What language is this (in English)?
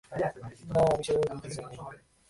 Bangla